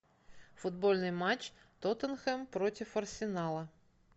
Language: Russian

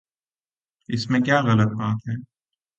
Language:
Urdu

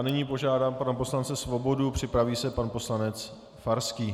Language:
Czech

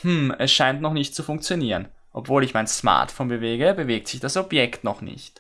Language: German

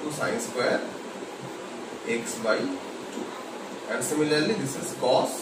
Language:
English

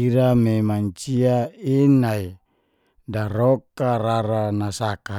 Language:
Geser-Gorom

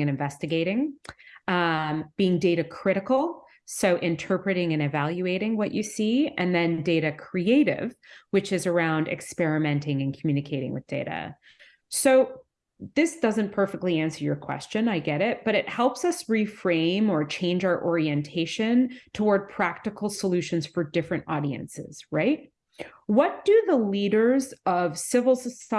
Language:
English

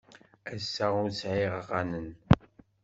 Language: Kabyle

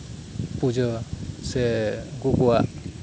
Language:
Santali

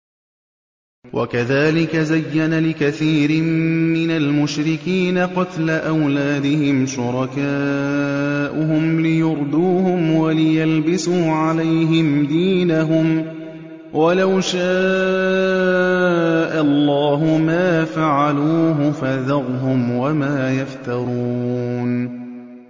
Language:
Arabic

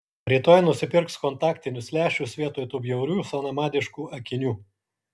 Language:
Lithuanian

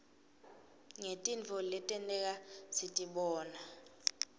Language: Swati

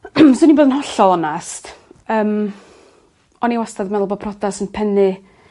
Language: Welsh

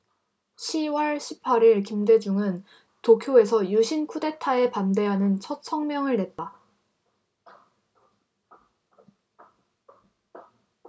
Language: Korean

